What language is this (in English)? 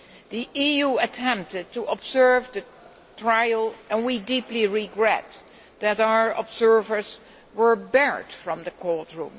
English